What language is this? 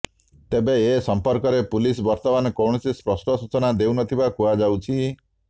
Odia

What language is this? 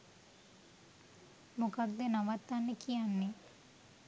Sinhala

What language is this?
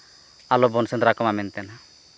Santali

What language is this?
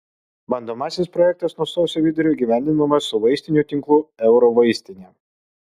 Lithuanian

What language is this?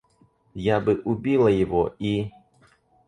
Russian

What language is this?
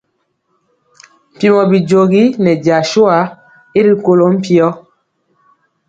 Mpiemo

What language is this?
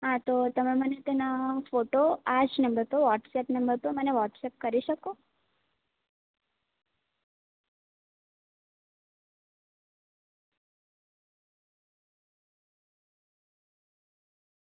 Gujarati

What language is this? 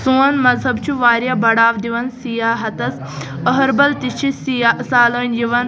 Kashmiri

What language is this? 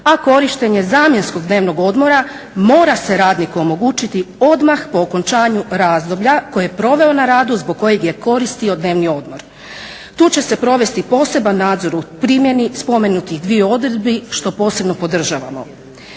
Croatian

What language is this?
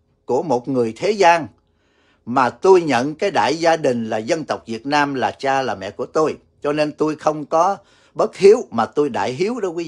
Vietnamese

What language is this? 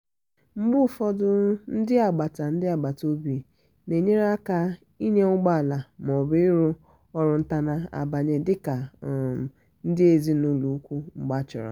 Igbo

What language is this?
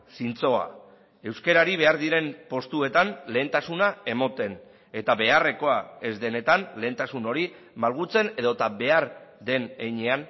Basque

